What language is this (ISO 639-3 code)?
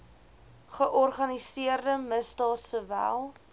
afr